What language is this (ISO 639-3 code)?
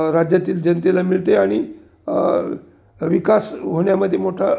mar